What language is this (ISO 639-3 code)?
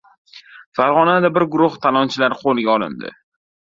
uzb